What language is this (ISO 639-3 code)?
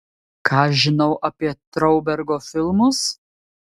lit